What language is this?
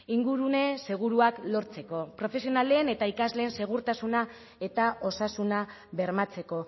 Basque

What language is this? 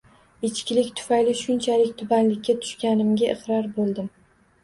Uzbek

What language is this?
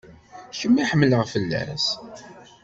Kabyle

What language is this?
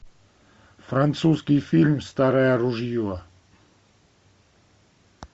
Russian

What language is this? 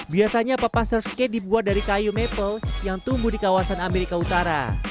Indonesian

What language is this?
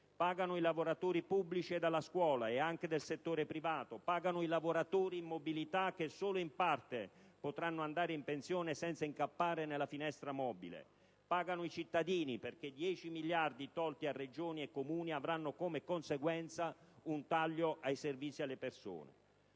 Italian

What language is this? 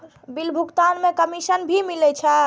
Maithili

